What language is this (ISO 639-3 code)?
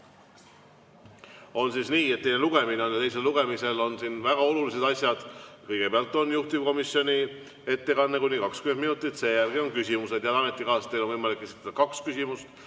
est